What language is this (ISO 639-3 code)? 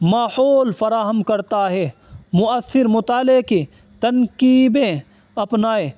urd